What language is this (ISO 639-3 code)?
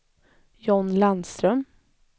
swe